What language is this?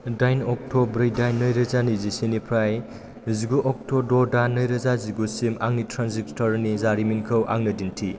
Bodo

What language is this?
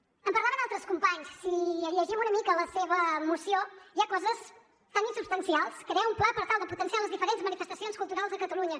Catalan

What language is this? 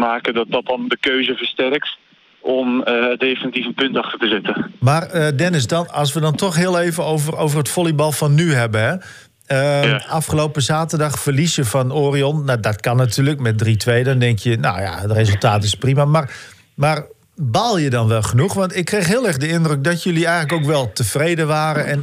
Dutch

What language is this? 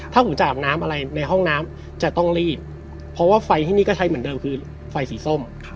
Thai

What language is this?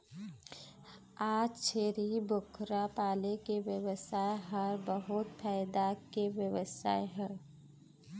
Chhattisgarhi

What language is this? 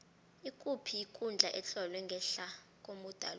South Ndebele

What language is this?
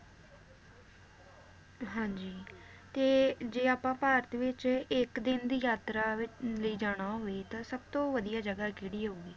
Punjabi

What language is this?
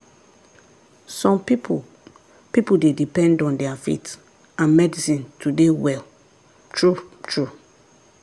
Nigerian Pidgin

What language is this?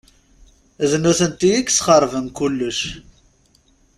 Kabyle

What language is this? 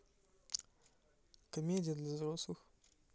Russian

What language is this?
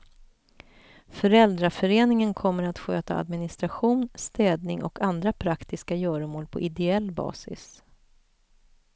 Swedish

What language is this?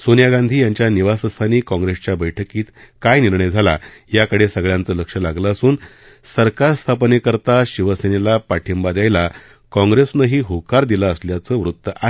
Marathi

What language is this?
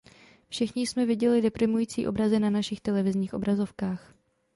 Czech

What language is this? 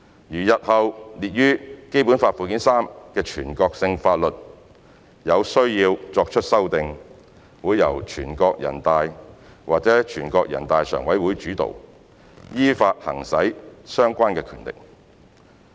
Cantonese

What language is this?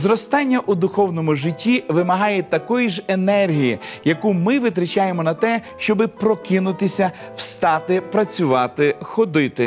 Ukrainian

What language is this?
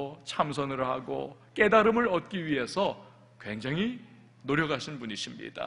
Korean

